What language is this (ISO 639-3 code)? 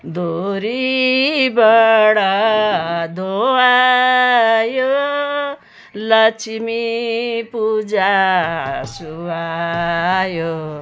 nep